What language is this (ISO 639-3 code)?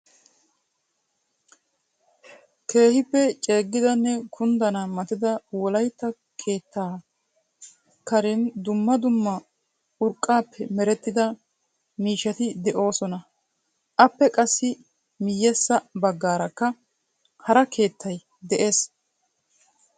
wal